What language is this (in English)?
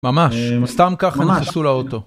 Hebrew